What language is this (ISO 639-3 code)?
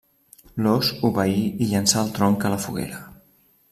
cat